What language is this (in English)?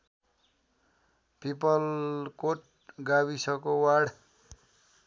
Nepali